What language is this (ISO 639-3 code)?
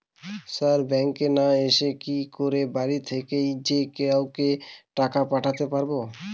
ben